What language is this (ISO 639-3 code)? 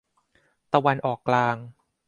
tha